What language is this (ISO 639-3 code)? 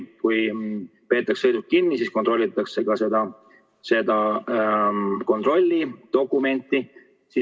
est